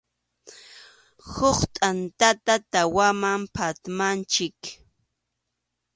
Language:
Arequipa-La Unión Quechua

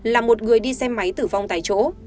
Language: Vietnamese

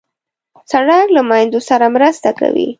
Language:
Pashto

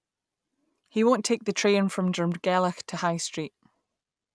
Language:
English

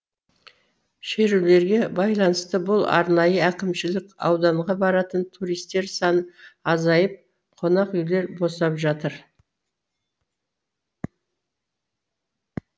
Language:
Kazakh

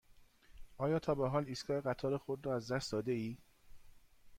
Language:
Persian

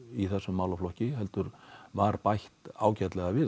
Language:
Icelandic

